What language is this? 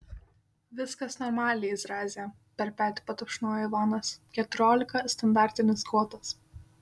Lithuanian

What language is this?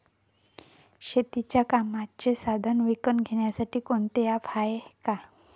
Marathi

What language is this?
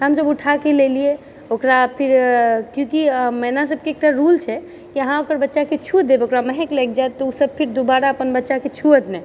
Maithili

